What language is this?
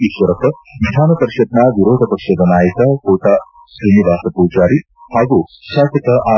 Kannada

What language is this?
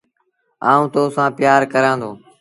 Sindhi Bhil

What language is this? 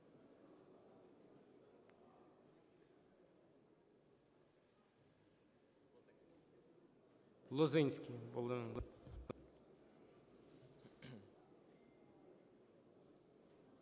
Ukrainian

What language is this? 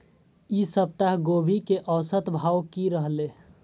Maithili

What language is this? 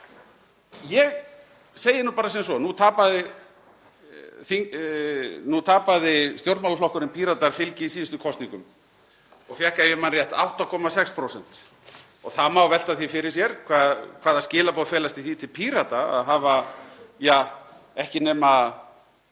Icelandic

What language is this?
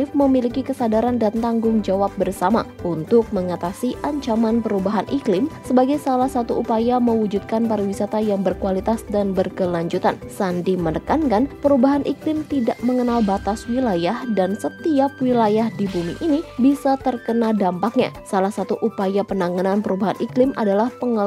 Indonesian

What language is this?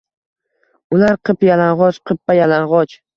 Uzbek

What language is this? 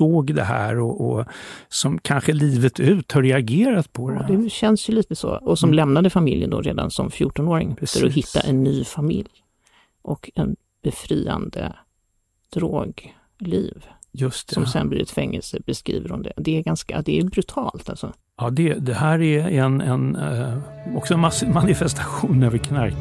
Swedish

